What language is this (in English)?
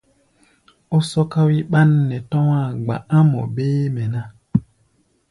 Gbaya